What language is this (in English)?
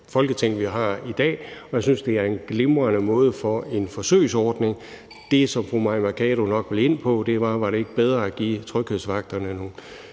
Danish